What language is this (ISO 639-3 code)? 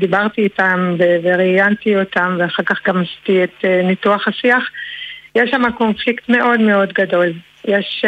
heb